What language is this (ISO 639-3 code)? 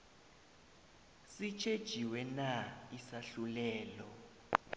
nbl